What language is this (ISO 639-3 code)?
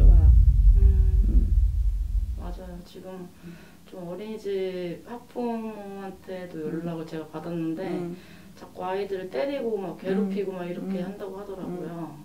kor